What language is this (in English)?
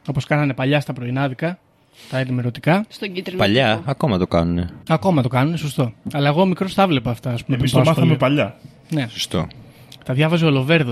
Greek